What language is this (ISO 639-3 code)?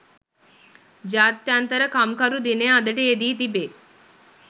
sin